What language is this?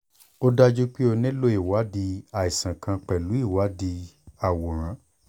Yoruba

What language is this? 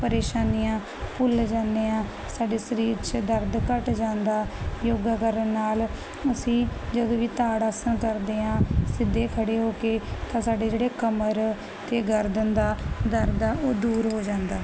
Punjabi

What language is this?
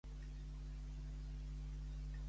Catalan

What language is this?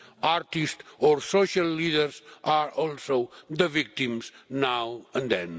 English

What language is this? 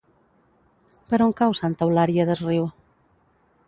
Catalan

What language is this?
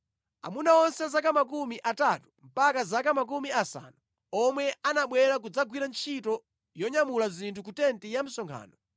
Nyanja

